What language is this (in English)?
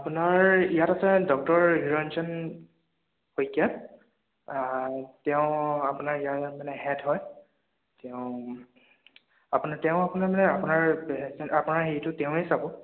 Assamese